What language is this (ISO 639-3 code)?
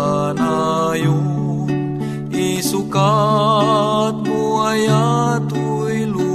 fil